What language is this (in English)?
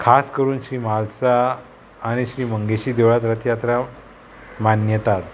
Konkani